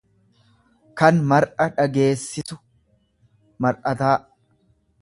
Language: Oromo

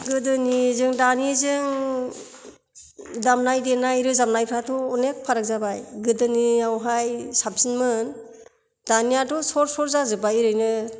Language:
Bodo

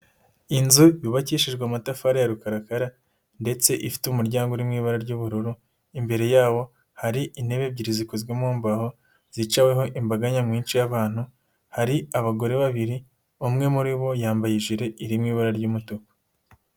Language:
Kinyarwanda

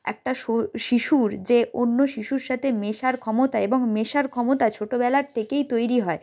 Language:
Bangla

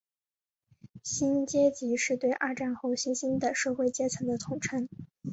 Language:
Chinese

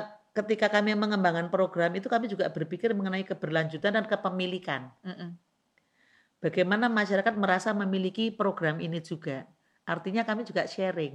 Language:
Indonesian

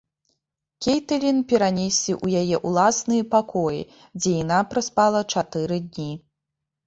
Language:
Belarusian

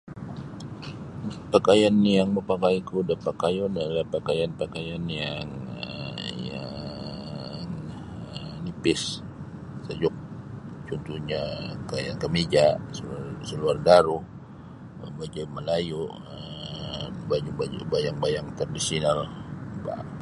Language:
Sabah Bisaya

